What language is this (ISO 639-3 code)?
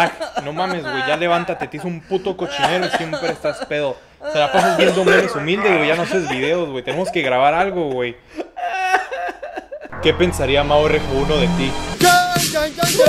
spa